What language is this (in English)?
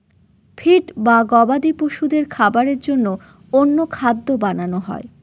Bangla